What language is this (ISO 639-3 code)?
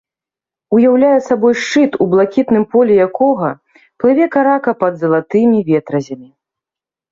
bel